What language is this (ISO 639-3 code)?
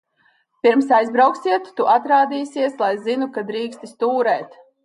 lav